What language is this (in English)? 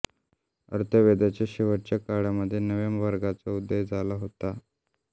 Marathi